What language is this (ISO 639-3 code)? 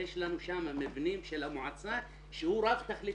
heb